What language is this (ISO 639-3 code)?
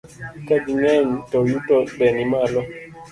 luo